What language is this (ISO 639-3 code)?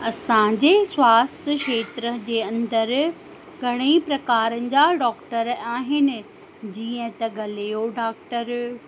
snd